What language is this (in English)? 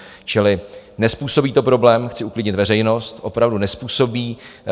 Czech